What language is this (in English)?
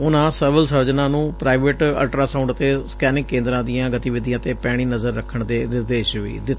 Punjabi